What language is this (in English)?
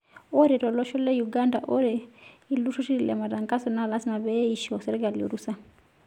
Masai